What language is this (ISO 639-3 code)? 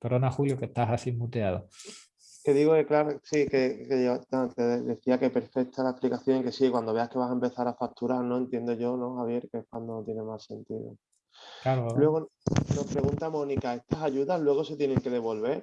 spa